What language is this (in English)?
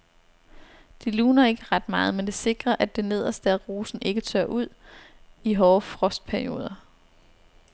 Danish